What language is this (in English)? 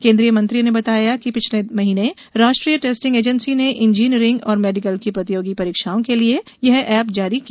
Hindi